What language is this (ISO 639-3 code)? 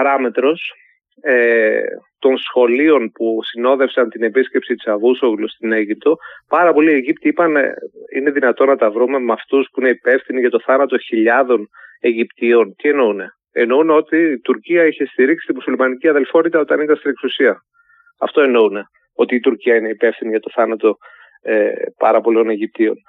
ell